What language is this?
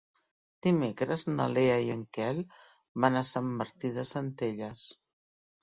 Catalan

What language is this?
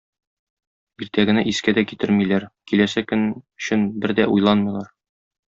Tatar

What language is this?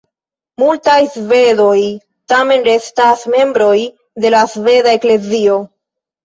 Esperanto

